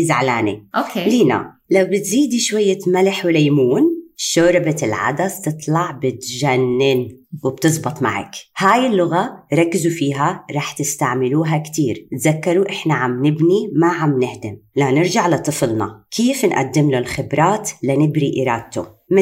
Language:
Arabic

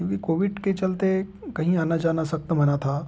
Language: Hindi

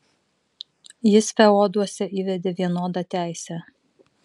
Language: Lithuanian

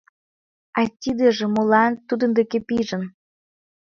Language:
Mari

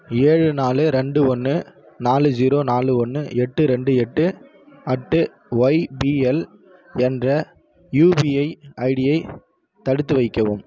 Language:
Tamil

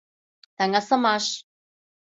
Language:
Mari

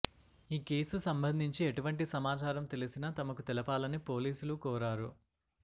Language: Telugu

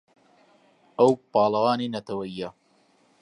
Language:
Central Kurdish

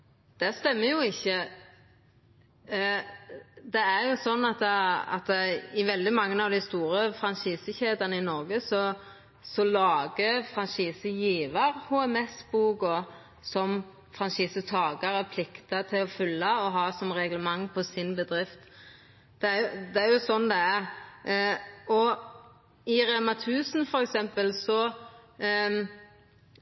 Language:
Norwegian Nynorsk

